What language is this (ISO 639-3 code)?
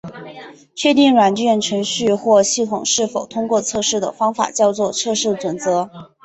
zho